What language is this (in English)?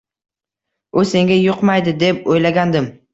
Uzbek